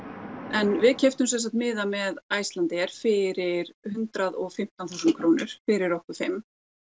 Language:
Icelandic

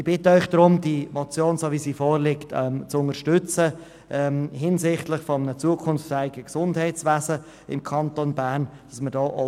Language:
Swiss German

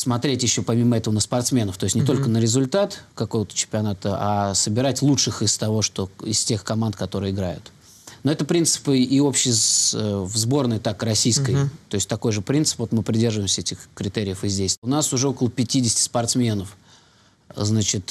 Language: Russian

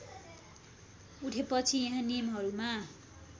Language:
Nepali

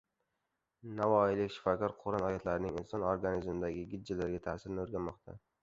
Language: Uzbek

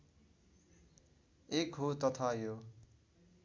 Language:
Nepali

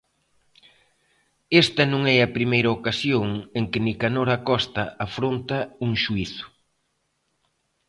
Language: Galician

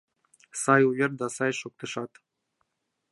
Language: Mari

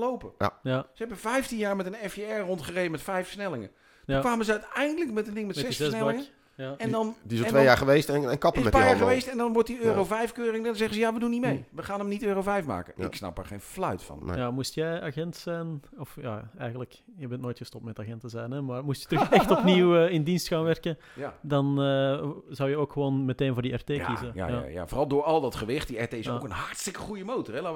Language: Dutch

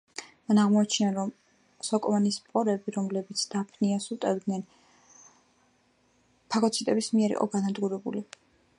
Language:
Georgian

